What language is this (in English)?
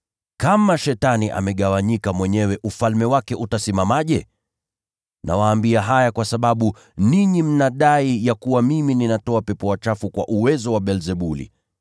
Swahili